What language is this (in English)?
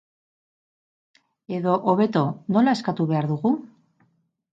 Basque